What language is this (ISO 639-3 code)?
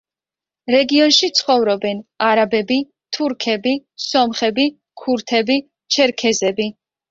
kat